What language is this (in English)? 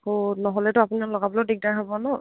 Assamese